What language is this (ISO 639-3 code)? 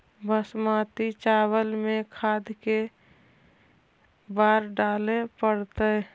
mag